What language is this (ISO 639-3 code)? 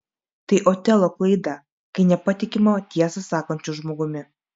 lit